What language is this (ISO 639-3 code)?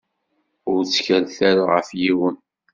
kab